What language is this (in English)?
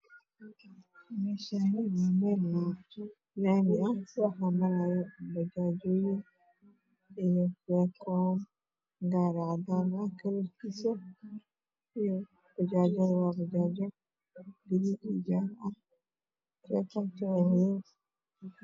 Somali